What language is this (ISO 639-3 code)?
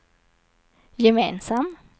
swe